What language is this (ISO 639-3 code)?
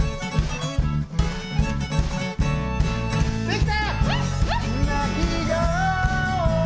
jpn